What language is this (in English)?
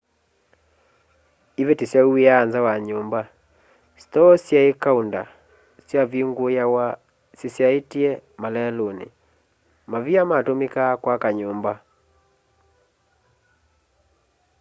Kamba